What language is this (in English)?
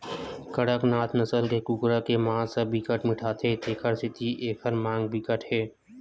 Chhattisgarhi